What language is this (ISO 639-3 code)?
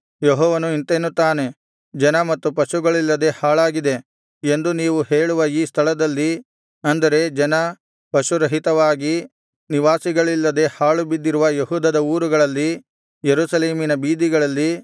kan